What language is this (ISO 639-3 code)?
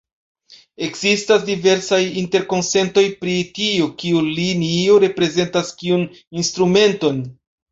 epo